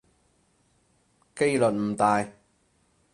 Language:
Cantonese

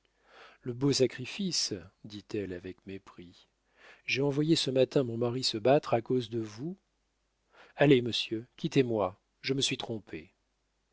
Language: French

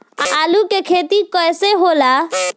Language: Bhojpuri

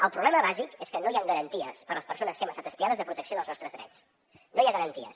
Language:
Catalan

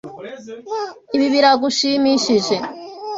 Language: Kinyarwanda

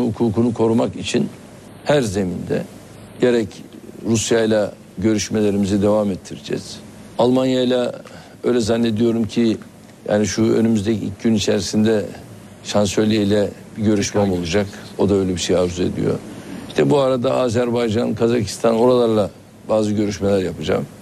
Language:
Turkish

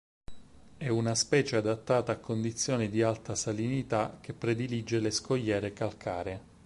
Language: Italian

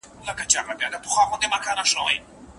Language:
Pashto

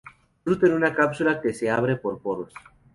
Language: Spanish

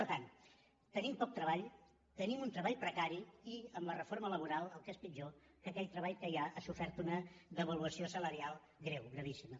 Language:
Catalan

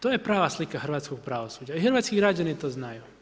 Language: Croatian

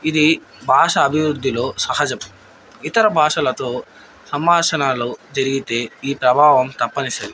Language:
Telugu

